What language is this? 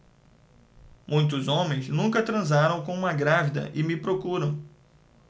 Portuguese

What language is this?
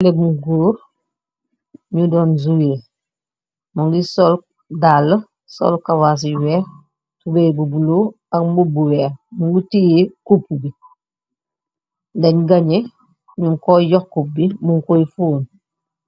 Wolof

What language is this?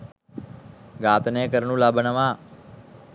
Sinhala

